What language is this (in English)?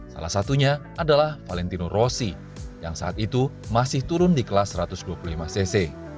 Indonesian